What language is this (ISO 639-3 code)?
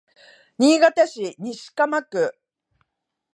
jpn